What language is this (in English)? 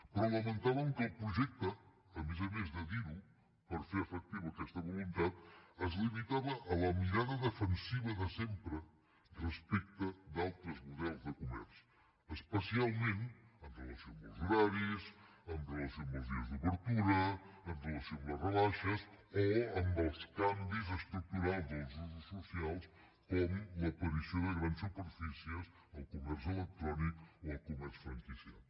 Catalan